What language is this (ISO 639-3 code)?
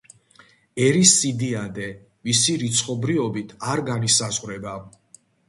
kat